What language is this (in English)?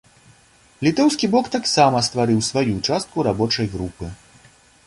Belarusian